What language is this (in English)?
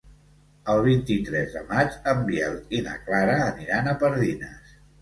Catalan